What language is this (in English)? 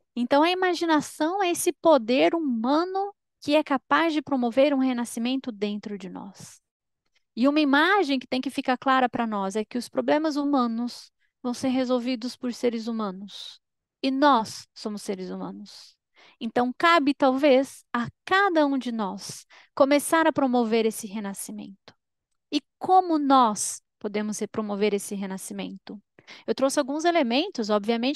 Portuguese